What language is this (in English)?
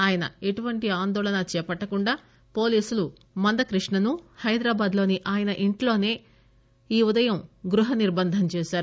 Telugu